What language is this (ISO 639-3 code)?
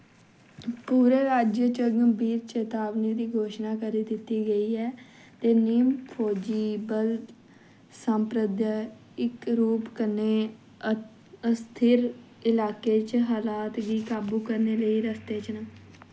doi